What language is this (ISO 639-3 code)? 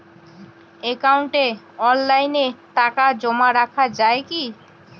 ben